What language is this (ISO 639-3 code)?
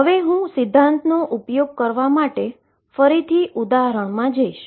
guj